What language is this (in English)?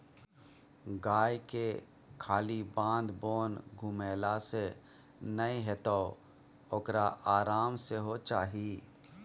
Maithili